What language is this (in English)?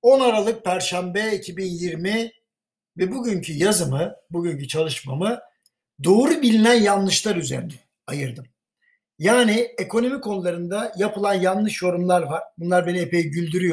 Turkish